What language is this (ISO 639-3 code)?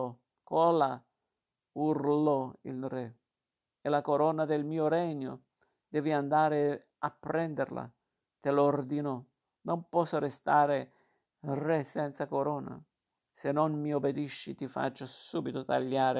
ita